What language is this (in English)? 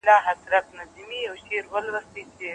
Pashto